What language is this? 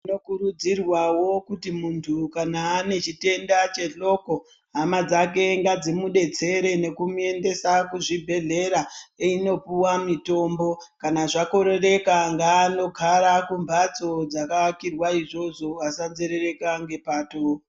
Ndau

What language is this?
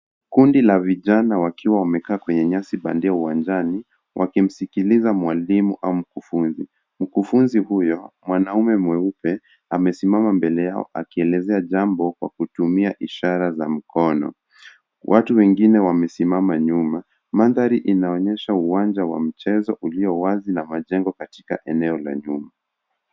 Swahili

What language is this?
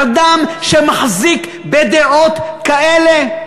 Hebrew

